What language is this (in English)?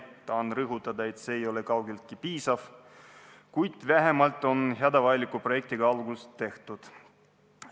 Estonian